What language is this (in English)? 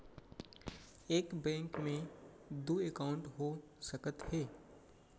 Chhattisgarhi